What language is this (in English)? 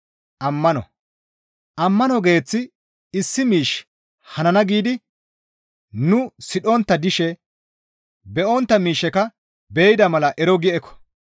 Gamo